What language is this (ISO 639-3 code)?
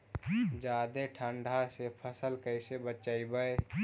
mag